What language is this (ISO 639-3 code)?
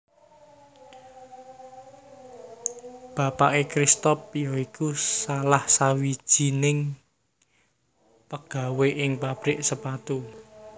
jav